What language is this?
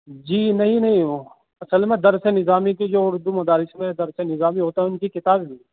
Urdu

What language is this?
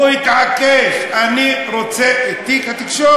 Hebrew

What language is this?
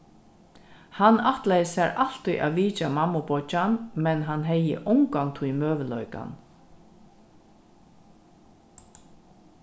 Faroese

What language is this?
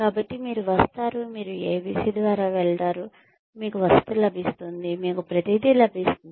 Telugu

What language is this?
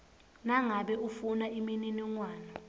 Swati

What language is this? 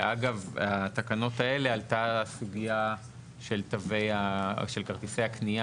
Hebrew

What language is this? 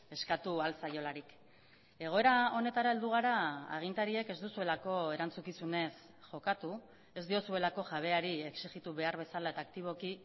Basque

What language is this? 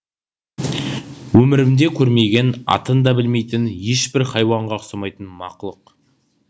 Kazakh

